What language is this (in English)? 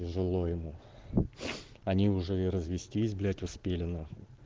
Russian